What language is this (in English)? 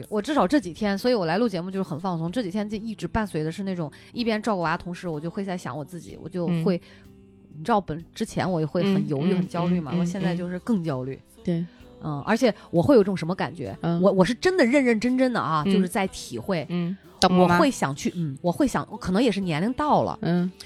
Chinese